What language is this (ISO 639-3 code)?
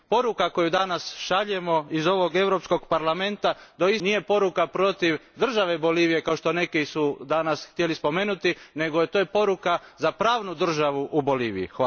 hrv